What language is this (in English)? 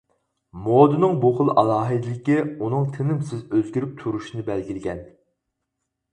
Uyghur